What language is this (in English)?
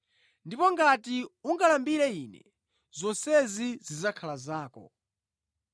Nyanja